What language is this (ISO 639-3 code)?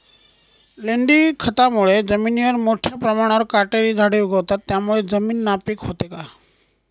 mar